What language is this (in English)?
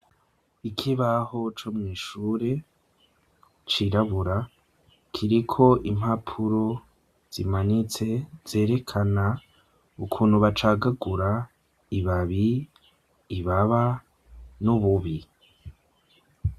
Rundi